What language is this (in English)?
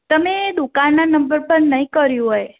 Gujarati